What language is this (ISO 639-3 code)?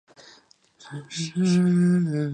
zho